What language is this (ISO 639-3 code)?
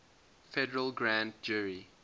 eng